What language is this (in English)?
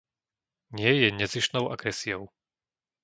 Slovak